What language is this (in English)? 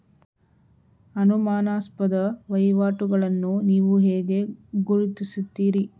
Kannada